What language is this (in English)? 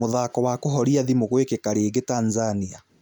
Kikuyu